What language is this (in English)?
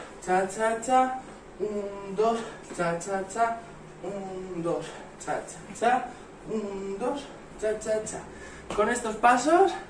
Spanish